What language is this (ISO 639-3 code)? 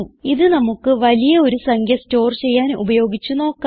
mal